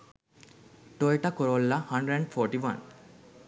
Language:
Sinhala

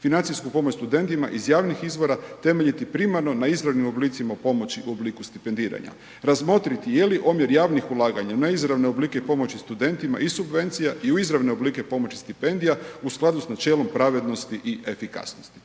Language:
Croatian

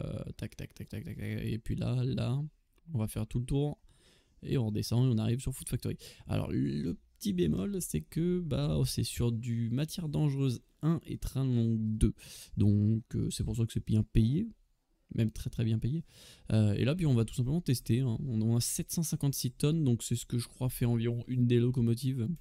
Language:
French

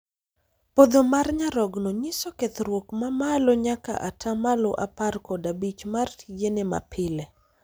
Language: Luo (Kenya and Tanzania)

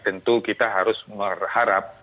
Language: Indonesian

